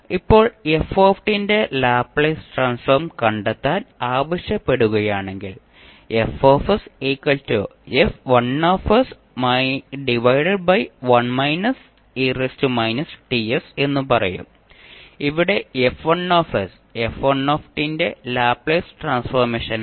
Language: Malayalam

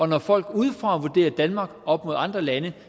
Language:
Danish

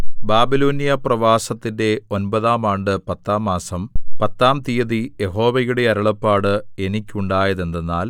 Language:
Malayalam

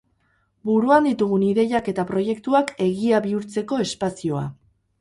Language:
Basque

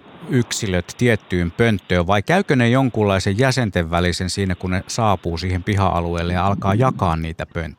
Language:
Finnish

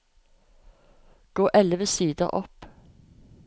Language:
Norwegian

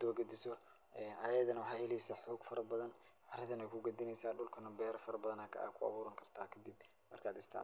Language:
Somali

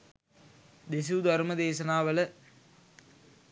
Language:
Sinhala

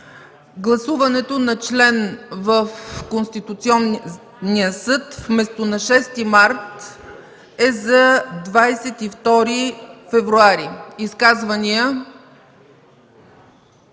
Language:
Bulgarian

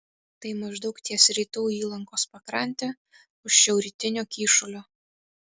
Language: Lithuanian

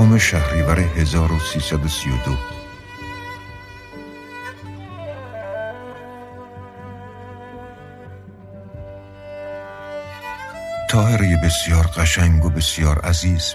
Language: Persian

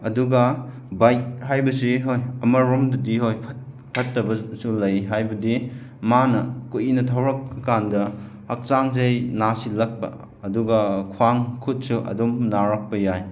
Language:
Manipuri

